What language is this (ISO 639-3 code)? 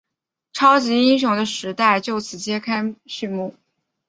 zho